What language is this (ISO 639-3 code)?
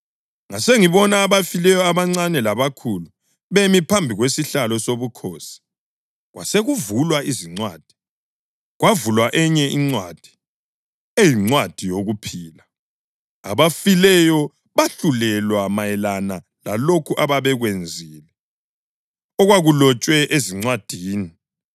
nde